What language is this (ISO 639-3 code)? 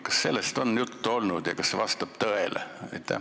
est